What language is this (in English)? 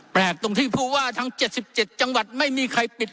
Thai